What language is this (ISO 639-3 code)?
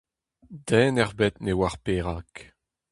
bre